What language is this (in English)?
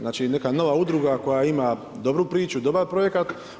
Croatian